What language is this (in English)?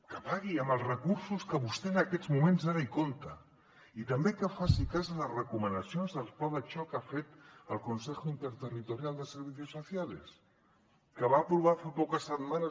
Catalan